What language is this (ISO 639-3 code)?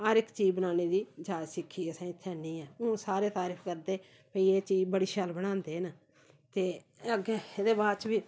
doi